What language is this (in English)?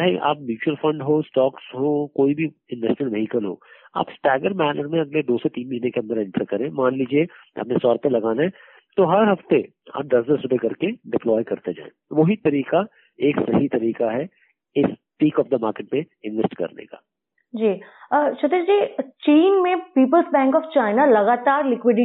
Hindi